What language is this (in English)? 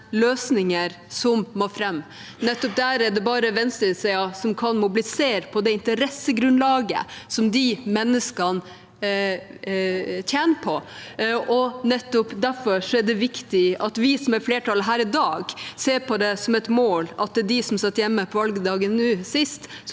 Norwegian